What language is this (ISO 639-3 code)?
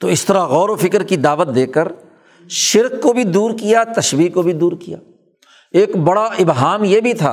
urd